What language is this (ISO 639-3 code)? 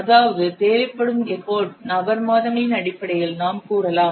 tam